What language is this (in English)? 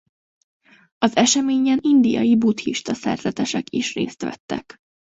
Hungarian